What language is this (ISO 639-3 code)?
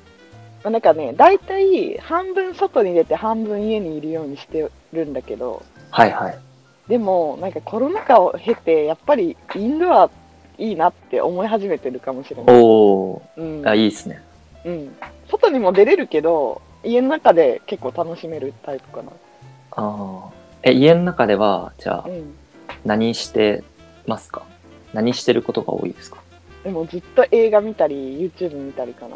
jpn